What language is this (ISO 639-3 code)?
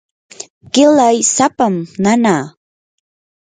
qur